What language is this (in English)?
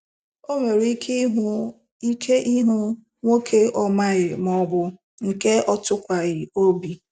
Igbo